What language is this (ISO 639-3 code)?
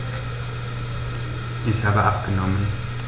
deu